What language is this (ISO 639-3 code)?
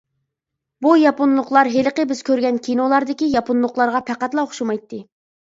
uig